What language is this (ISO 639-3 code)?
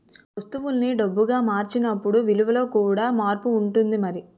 tel